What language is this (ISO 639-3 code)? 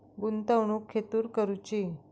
mar